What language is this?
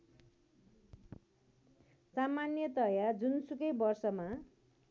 Nepali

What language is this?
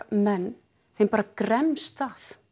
Icelandic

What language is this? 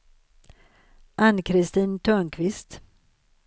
Swedish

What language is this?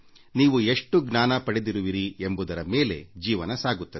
Kannada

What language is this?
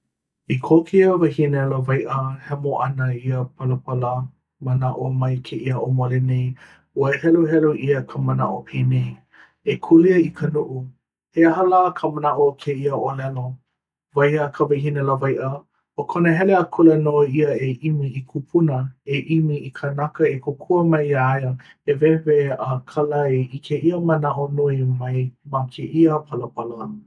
Hawaiian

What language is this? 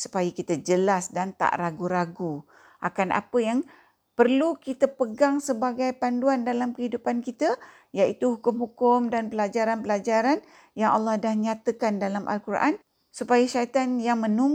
Malay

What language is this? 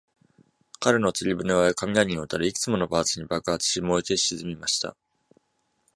Japanese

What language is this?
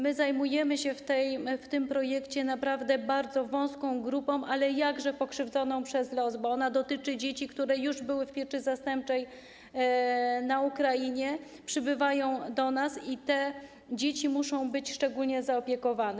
Polish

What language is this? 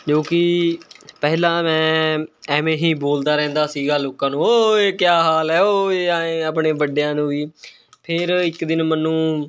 Punjabi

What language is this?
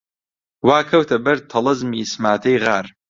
Central Kurdish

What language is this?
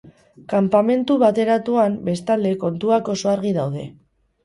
Basque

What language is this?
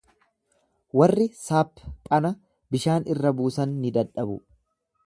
Oromo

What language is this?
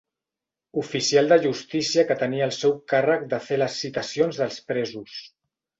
Catalan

